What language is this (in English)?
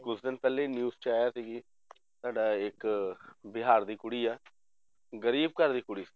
Punjabi